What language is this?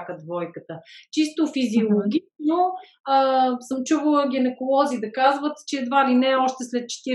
Bulgarian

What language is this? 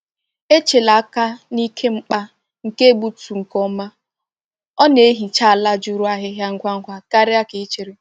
Igbo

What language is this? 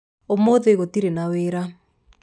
Kikuyu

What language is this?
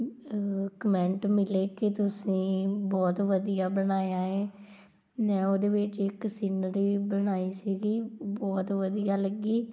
Punjabi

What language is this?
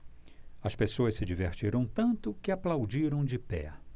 Portuguese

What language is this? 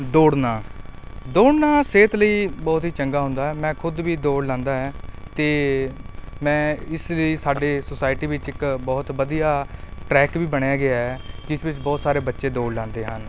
Punjabi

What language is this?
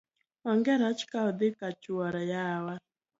Luo (Kenya and Tanzania)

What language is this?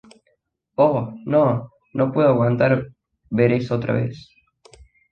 Spanish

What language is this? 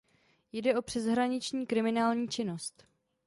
Czech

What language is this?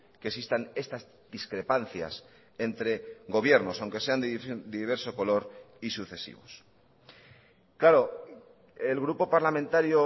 Spanish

